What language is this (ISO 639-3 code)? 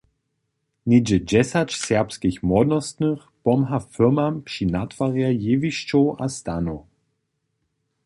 hsb